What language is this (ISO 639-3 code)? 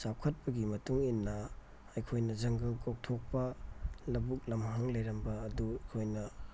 mni